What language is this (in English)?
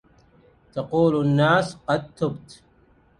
Arabic